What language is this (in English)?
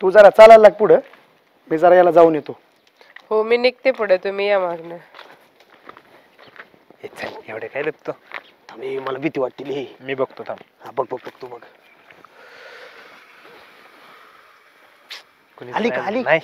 Marathi